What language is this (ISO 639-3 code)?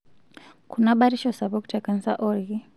mas